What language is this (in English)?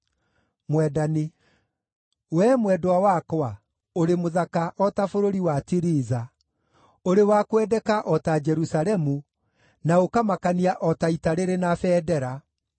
Kikuyu